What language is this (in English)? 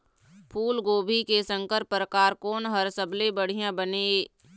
Chhattisgarhi